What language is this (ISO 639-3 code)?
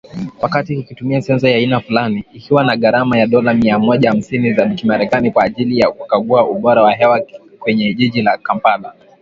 swa